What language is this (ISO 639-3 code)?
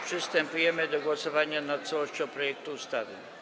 pol